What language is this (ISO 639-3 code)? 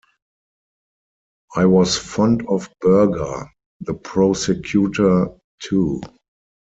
eng